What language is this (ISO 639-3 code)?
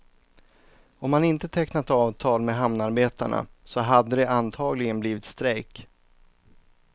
swe